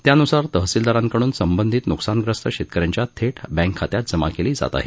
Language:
Marathi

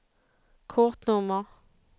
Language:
Swedish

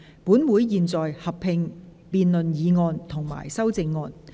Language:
Cantonese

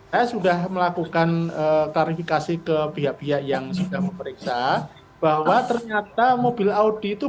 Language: Indonesian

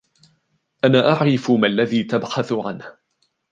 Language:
Arabic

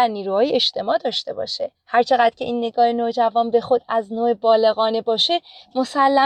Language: Persian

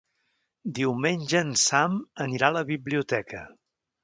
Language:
Catalan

